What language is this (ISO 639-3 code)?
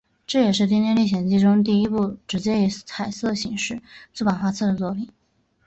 zho